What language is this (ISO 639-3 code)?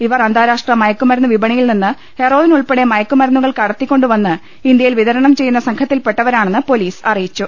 mal